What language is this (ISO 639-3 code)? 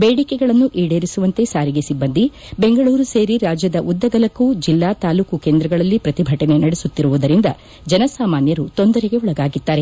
kan